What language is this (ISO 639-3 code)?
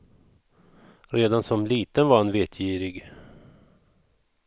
swe